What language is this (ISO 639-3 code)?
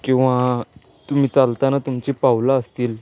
mar